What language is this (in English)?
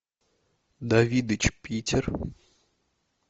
Russian